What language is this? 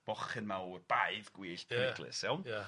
Welsh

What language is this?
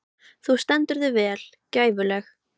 Icelandic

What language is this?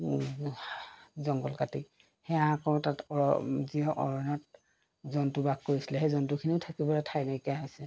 Assamese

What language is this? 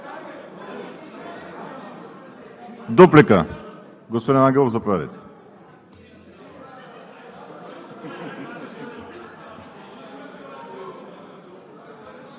Bulgarian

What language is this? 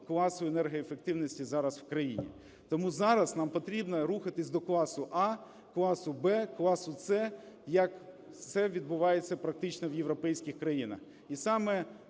Ukrainian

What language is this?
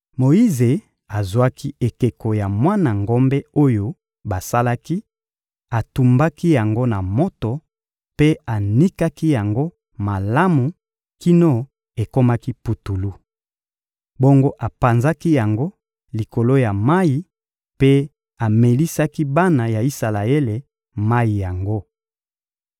Lingala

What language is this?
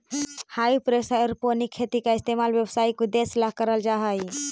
Magahi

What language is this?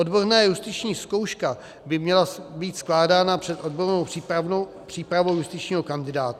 Czech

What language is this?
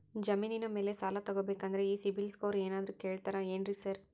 Kannada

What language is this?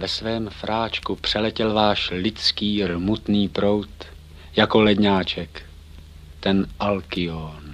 Czech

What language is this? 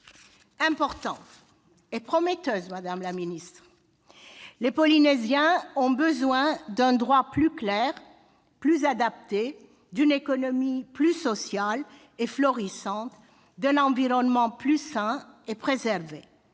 French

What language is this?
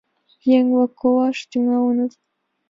Mari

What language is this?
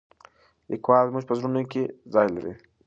Pashto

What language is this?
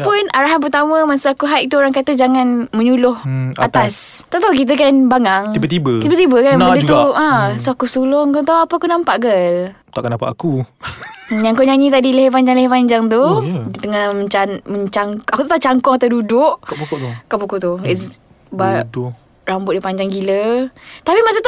Malay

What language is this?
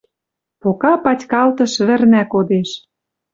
Western Mari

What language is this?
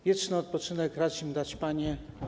Polish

